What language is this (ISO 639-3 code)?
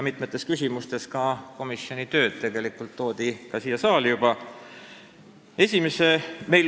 est